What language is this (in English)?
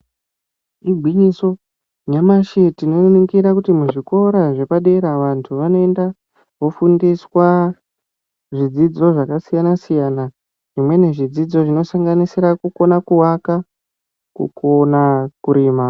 Ndau